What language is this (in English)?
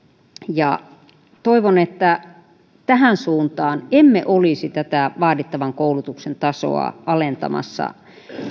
Finnish